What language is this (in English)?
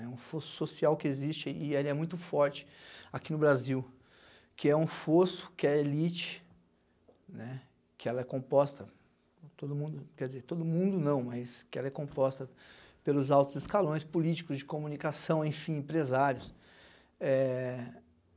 Portuguese